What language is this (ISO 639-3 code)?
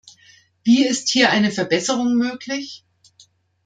deu